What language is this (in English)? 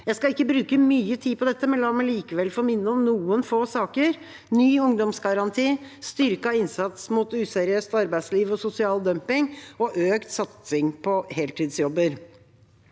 Norwegian